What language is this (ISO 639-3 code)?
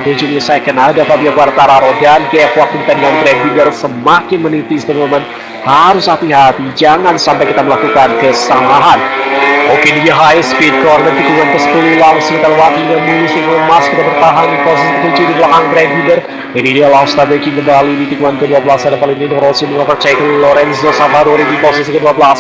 ind